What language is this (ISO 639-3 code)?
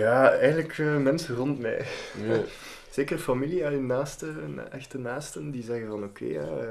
nld